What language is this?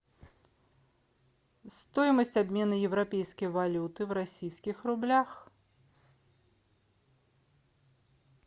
Russian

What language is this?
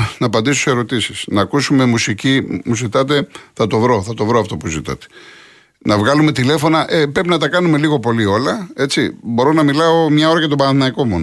Greek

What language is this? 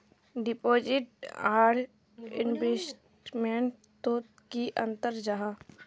Magahi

